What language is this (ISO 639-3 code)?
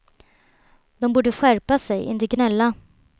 swe